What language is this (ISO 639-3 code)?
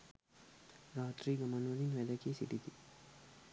sin